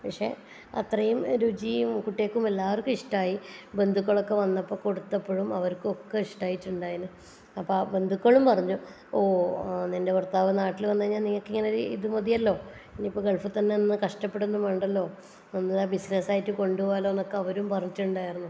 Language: Malayalam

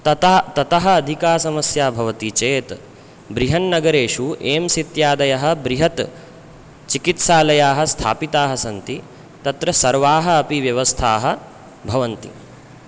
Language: Sanskrit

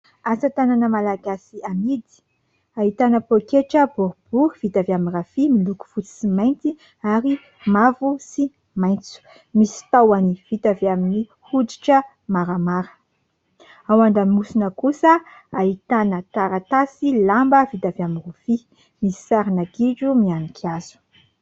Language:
Malagasy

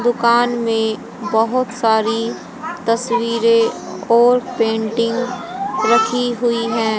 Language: Hindi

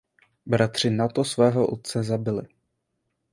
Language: Czech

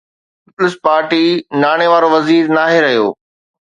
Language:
Sindhi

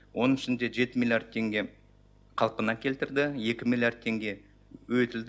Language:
Kazakh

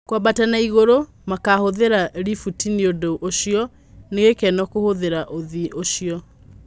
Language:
Kikuyu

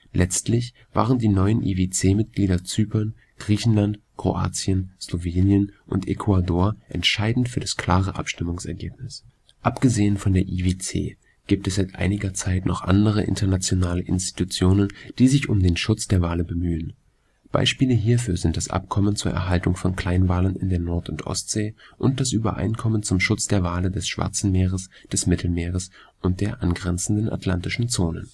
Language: German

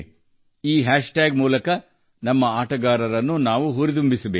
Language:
Kannada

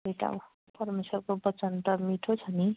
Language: Nepali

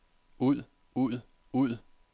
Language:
Danish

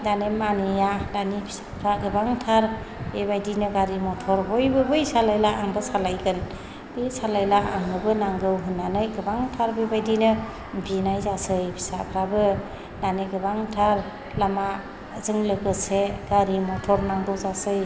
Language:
Bodo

